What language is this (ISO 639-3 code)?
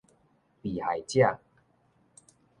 nan